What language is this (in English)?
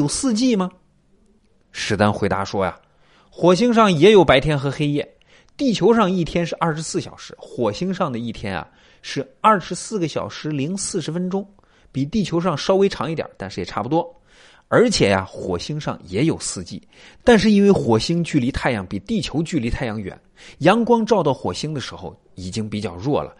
Chinese